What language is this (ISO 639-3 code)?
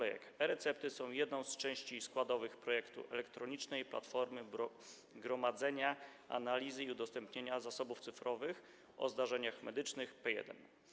pol